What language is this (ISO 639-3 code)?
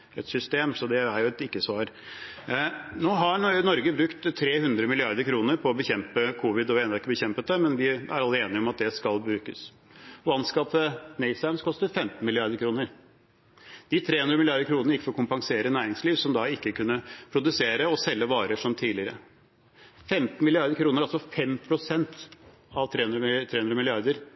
nob